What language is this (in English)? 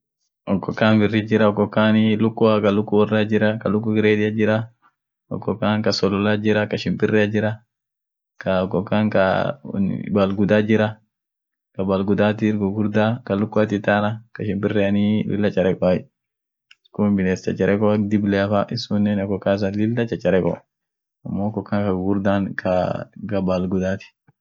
Orma